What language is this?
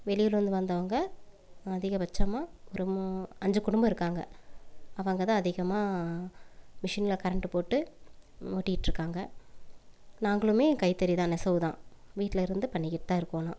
Tamil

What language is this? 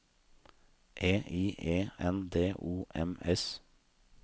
Norwegian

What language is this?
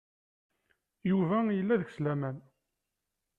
Kabyle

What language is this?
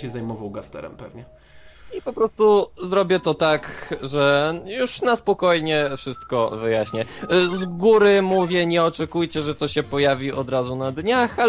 Polish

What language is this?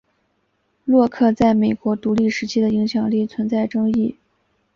Chinese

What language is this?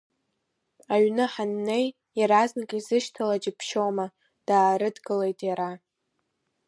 Abkhazian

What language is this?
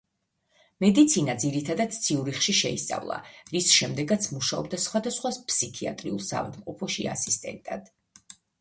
Georgian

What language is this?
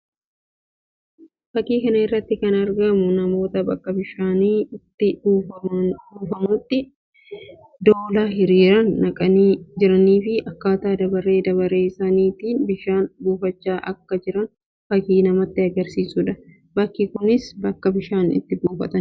Oromo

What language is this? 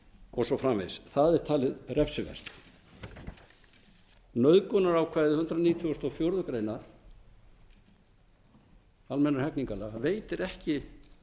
Icelandic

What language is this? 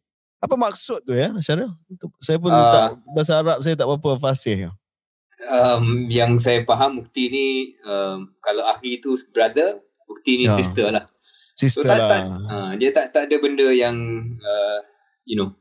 Malay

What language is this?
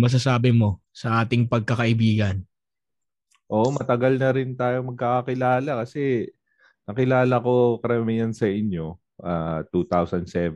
Filipino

